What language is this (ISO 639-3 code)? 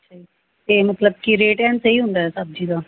pan